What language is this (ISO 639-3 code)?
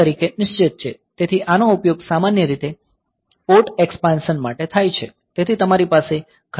guj